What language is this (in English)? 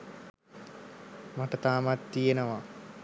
Sinhala